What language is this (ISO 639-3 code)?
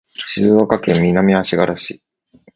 jpn